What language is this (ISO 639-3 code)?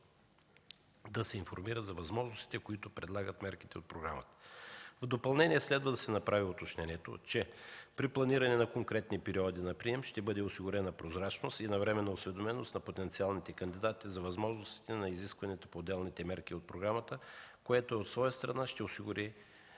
bul